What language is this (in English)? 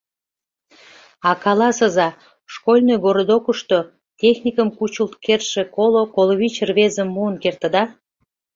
Mari